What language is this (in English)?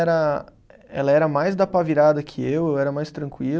Portuguese